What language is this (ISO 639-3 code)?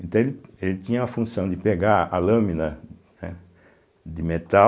por